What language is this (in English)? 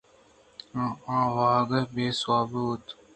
Eastern Balochi